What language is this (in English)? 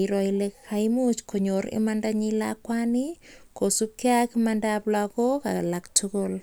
Kalenjin